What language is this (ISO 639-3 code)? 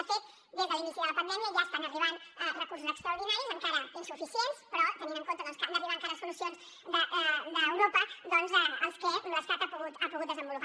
cat